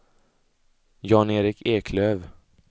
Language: Swedish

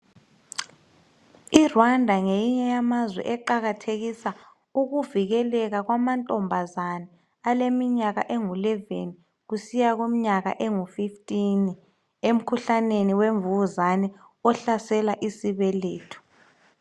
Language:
North Ndebele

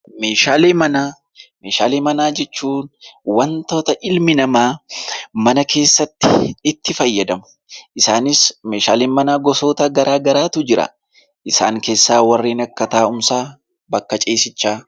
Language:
Oromo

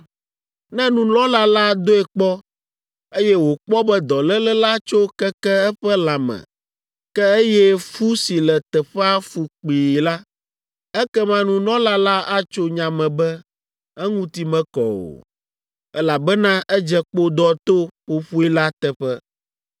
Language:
Ewe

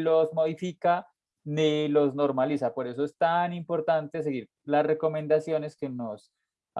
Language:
Spanish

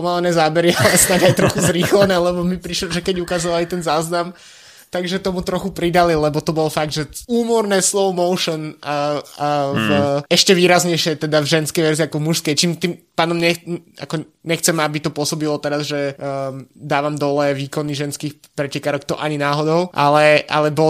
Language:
Slovak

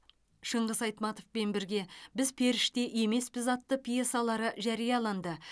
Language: Kazakh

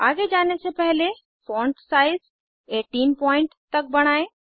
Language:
Hindi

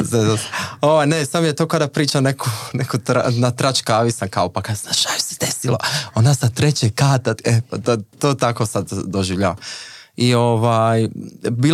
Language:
Croatian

